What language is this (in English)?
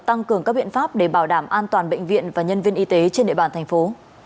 Vietnamese